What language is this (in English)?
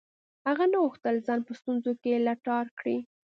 Pashto